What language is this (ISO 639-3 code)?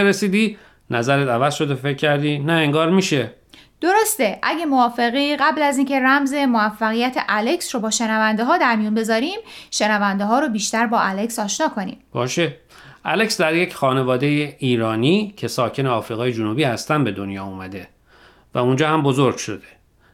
fas